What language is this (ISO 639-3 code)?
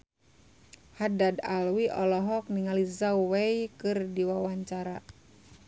sun